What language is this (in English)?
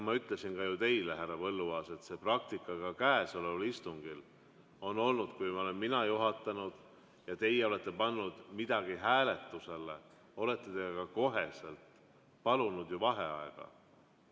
Estonian